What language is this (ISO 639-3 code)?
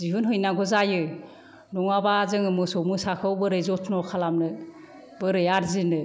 brx